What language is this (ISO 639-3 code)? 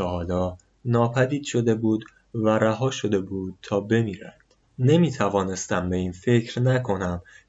fas